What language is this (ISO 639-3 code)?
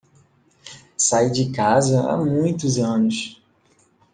por